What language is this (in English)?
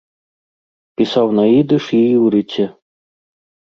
Belarusian